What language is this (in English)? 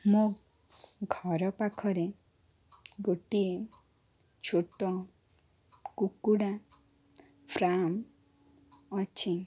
Odia